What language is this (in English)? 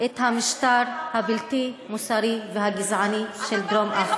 Hebrew